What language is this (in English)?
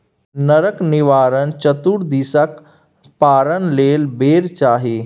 Maithili